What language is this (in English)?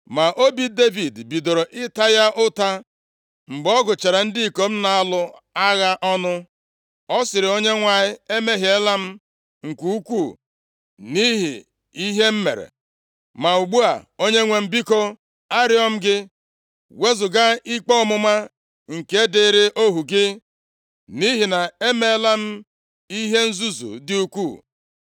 Igbo